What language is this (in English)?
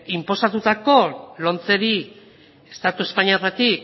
Basque